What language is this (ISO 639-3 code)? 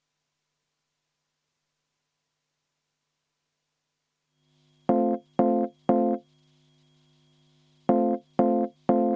est